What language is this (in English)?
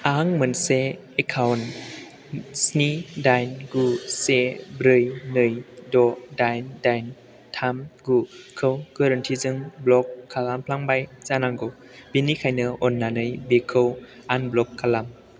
Bodo